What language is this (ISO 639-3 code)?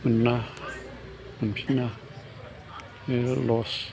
brx